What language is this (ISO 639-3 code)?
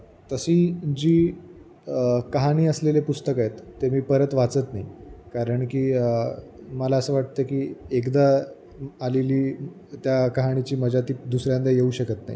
mar